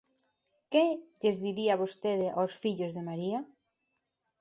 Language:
Galician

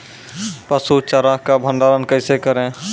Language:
Maithili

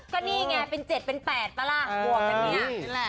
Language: Thai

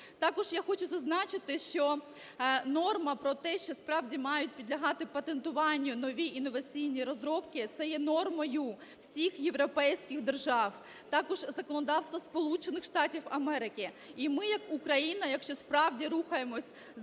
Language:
Ukrainian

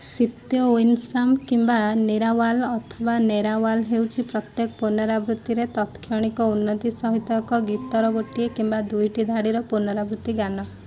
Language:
Odia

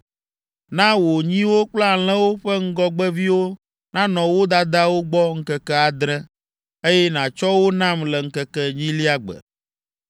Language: Ewe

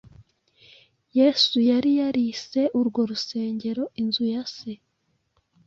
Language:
Kinyarwanda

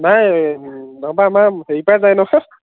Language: Assamese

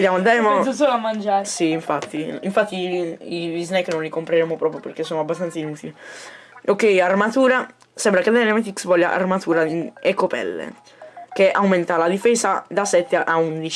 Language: Italian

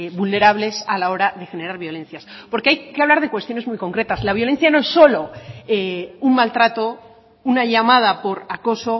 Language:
Spanish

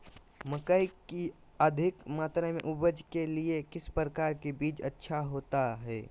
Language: Magahi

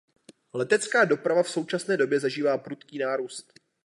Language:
Czech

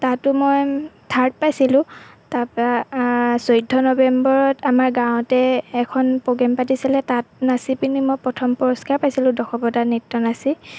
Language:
Assamese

